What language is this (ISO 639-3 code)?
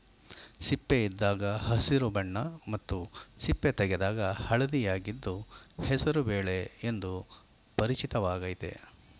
kan